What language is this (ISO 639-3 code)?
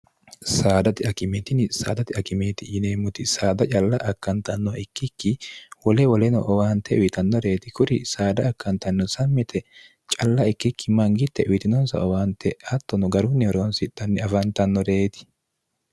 sid